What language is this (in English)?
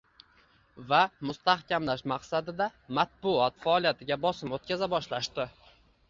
Uzbek